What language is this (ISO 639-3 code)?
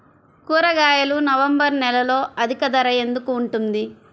tel